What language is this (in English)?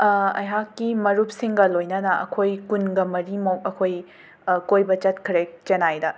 Manipuri